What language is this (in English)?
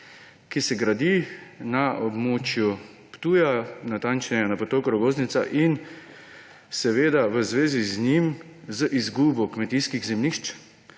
Slovenian